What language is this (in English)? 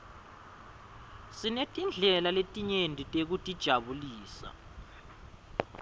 Swati